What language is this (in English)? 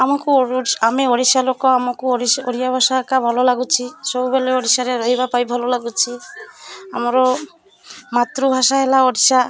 Odia